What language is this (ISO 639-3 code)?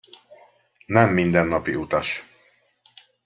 hun